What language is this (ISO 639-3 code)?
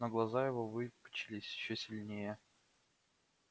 rus